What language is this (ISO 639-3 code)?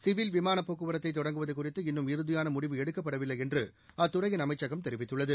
tam